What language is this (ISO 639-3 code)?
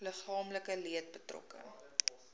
afr